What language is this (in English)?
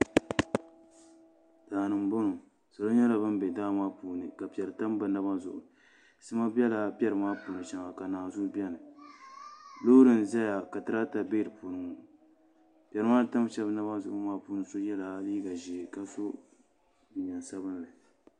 Dagbani